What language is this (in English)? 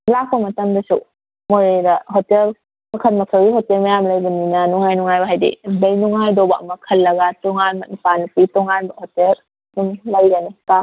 Manipuri